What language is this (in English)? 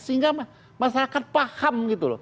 Indonesian